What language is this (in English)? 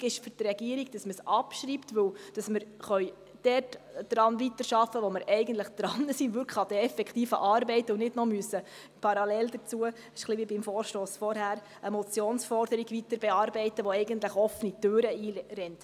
Swiss German